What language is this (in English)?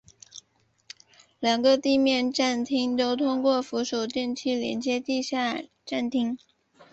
Chinese